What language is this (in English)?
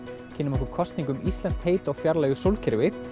Icelandic